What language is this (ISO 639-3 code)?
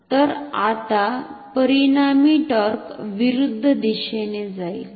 mar